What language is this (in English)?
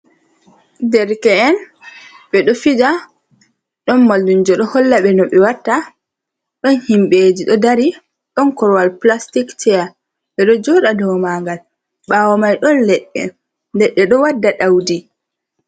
Fula